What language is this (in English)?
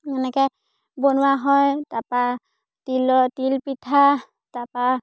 Assamese